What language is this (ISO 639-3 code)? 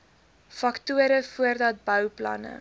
afr